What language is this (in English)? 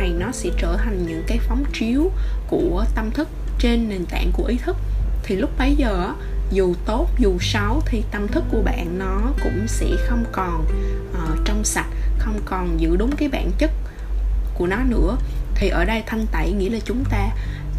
Vietnamese